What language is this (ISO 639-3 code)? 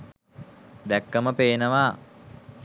sin